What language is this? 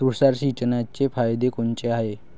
Marathi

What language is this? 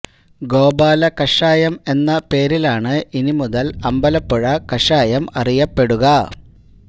Malayalam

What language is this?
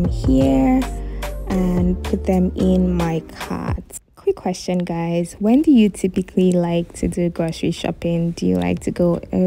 English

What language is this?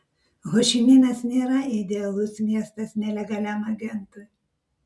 Lithuanian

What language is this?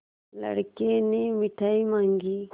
Hindi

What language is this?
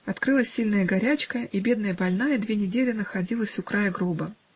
Russian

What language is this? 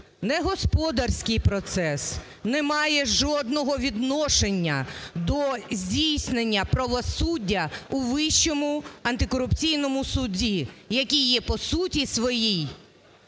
Ukrainian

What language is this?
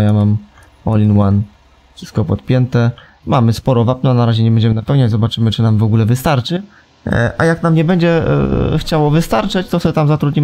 Polish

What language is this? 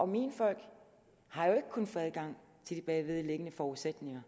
Danish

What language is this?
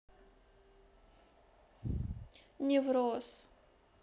Russian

